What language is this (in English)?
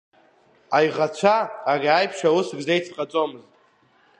Abkhazian